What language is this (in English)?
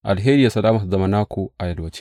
Hausa